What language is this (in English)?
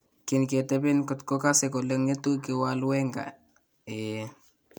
Kalenjin